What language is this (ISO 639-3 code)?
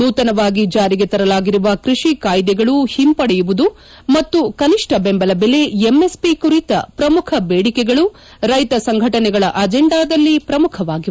kan